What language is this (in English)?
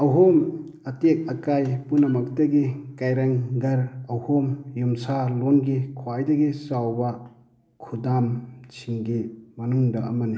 Manipuri